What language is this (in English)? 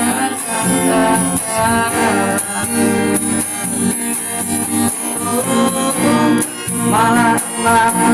Indonesian